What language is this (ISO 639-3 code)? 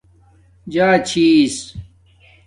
dmk